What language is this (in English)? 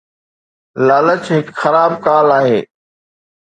Sindhi